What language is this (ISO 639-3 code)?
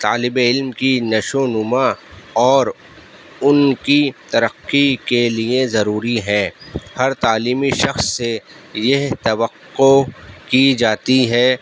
urd